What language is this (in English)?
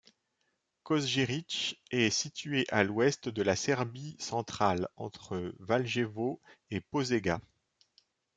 French